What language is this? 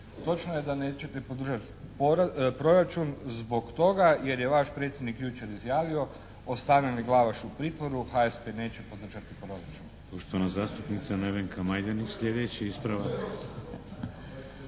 Croatian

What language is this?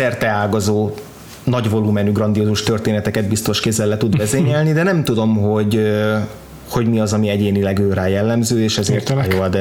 Hungarian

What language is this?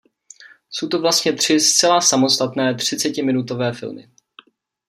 Czech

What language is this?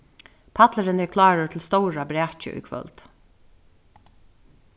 Faroese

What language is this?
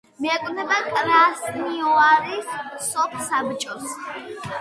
Georgian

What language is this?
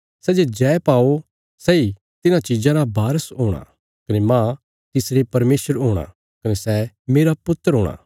Bilaspuri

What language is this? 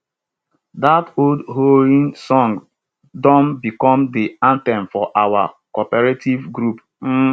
Nigerian Pidgin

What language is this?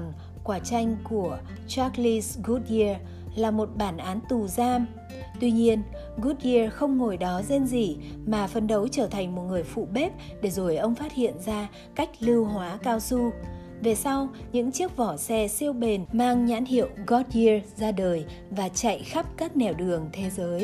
Vietnamese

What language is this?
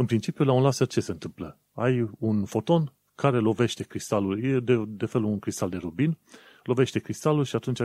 Romanian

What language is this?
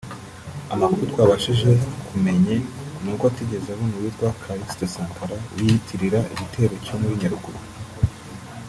Kinyarwanda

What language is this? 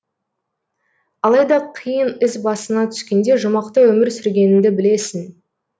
Kazakh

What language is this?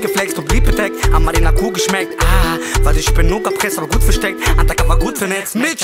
Arabic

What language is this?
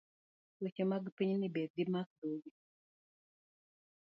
Luo (Kenya and Tanzania)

